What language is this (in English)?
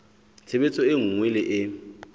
Southern Sotho